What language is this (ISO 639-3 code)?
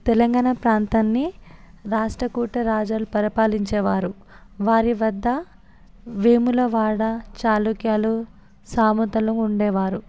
tel